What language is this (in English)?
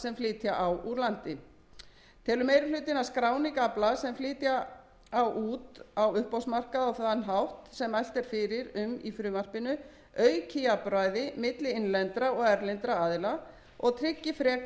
Icelandic